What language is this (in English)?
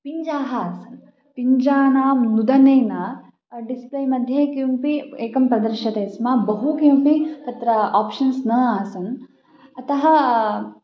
Sanskrit